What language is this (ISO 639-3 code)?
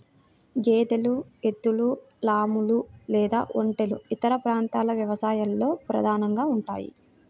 tel